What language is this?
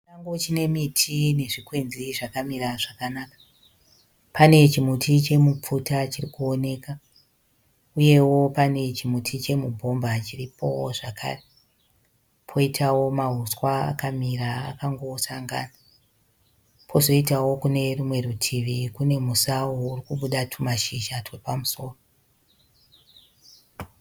Shona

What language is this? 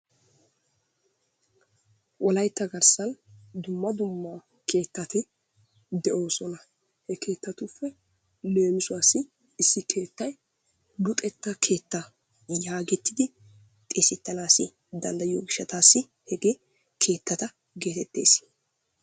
Wolaytta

